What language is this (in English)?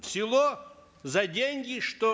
Kazakh